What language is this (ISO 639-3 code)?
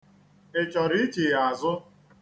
ibo